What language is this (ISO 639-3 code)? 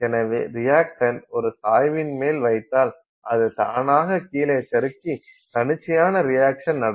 tam